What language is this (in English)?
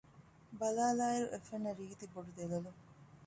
Divehi